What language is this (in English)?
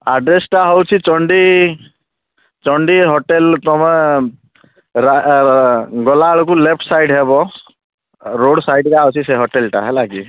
Odia